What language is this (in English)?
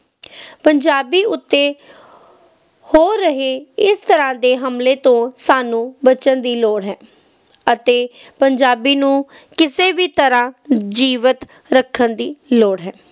Punjabi